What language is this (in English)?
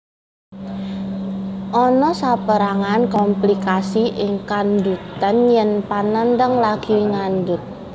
Javanese